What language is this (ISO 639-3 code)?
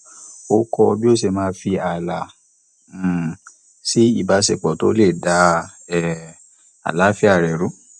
yor